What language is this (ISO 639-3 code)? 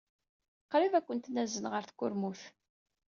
kab